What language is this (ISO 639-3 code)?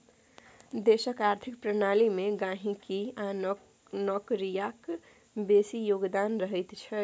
mai